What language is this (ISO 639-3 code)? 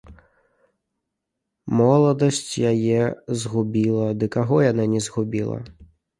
bel